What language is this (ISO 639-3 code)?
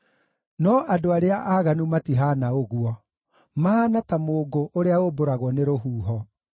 kik